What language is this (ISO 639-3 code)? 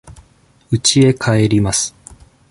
jpn